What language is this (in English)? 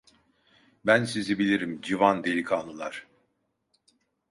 Turkish